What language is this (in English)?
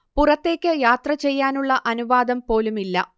Malayalam